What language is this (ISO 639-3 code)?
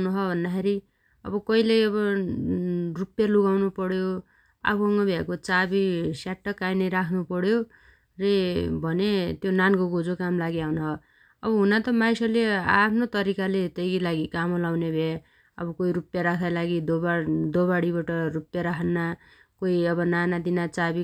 dty